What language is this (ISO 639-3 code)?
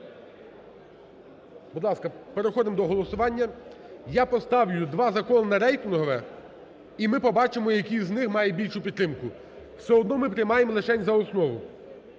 ukr